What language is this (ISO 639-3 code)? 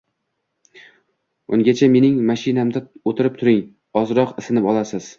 uzb